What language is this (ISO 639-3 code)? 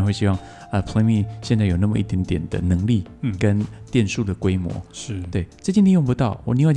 zho